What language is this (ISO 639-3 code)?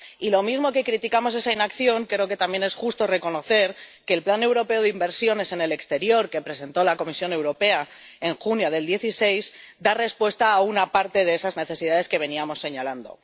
spa